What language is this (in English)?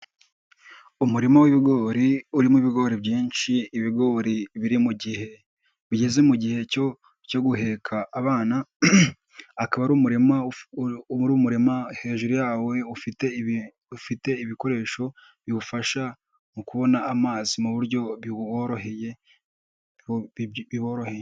Kinyarwanda